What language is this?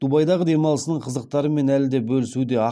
Kazakh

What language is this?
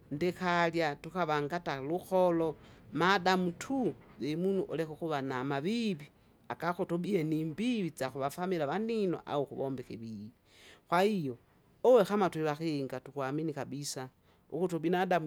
Kinga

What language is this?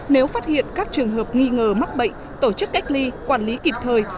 Vietnamese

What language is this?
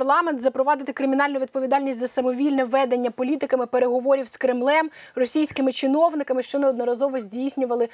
Ukrainian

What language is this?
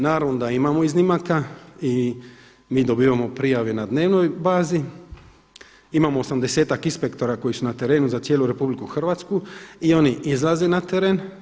Croatian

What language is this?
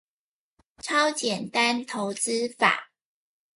Chinese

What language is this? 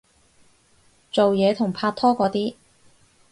Cantonese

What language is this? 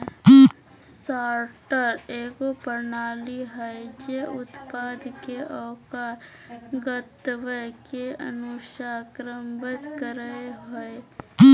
Magahi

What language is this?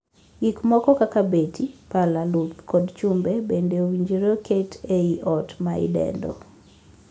Luo (Kenya and Tanzania)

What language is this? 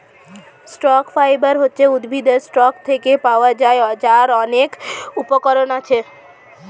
Bangla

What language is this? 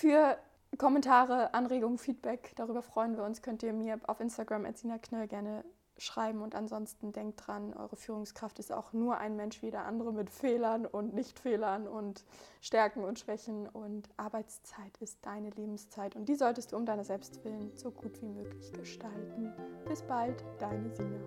German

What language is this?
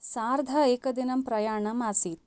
Sanskrit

